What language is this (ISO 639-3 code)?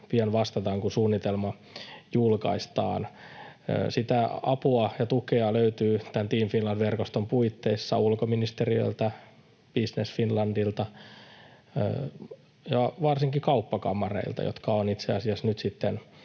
fin